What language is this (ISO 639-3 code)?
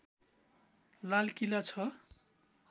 nep